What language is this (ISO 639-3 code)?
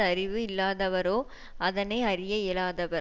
tam